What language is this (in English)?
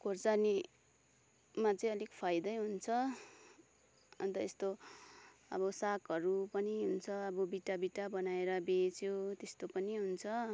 Nepali